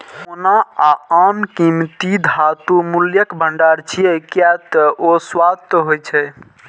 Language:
Maithili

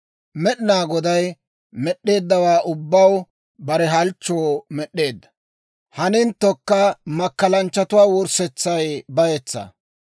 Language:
Dawro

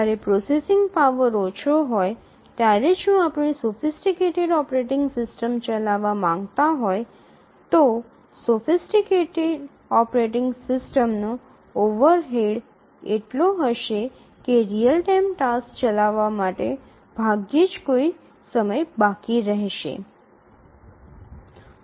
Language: Gujarati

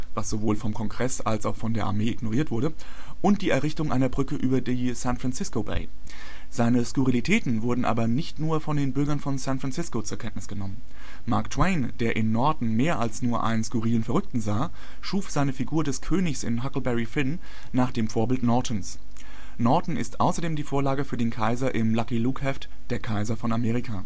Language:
German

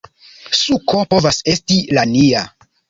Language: Esperanto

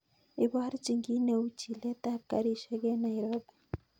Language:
Kalenjin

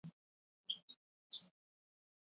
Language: Basque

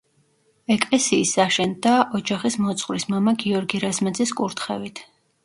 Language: Georgian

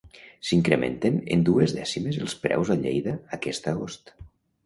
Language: Catalan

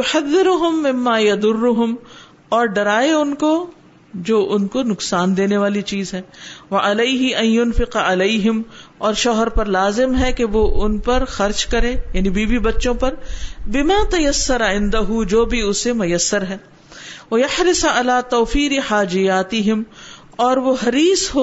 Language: Urdu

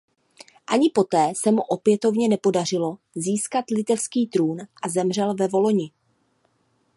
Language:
Czech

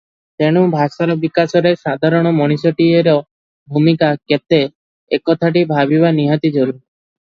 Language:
Odia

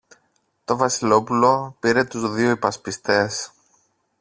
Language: Greek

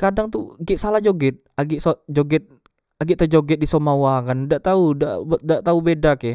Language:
Musi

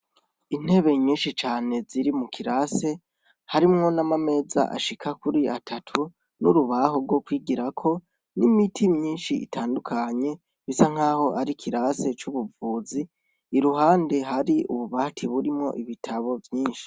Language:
Rundi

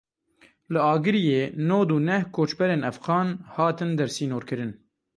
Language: Kurdish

